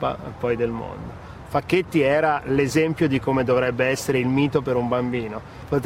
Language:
Italian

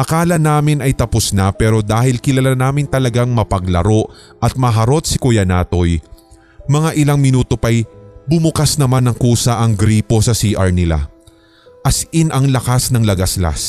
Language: Filipino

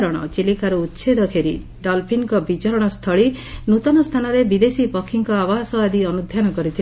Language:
Odia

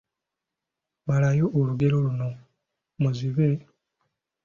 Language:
Ganda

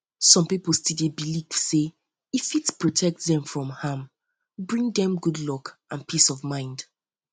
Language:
Nigerian Pidgin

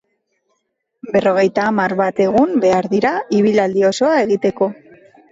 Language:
Basque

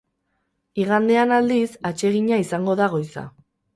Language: Basque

